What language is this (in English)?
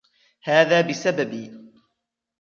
Arabic